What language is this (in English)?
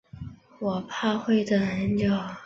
Chinese